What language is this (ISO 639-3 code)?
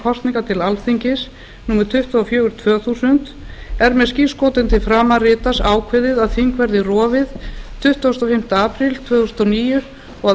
isl